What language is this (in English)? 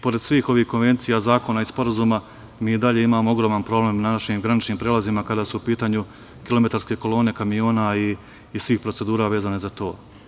Serbian